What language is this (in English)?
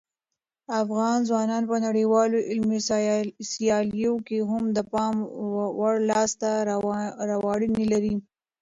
Pashto